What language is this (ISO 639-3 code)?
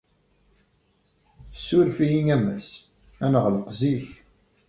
kab